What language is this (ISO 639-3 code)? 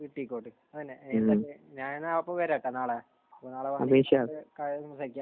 mal